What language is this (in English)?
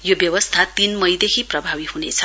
Nepali